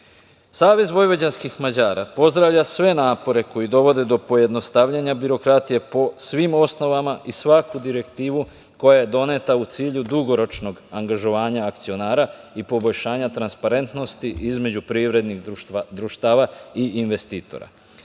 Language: Serbian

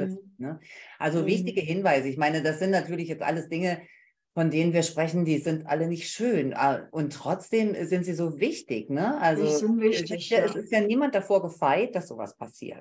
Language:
German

